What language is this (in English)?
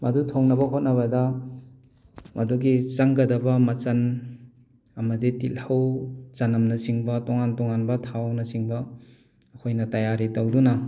Manipuri